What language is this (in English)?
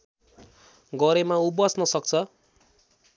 Nepali